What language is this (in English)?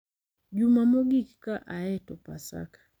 Luo (Kenya and Tanzania)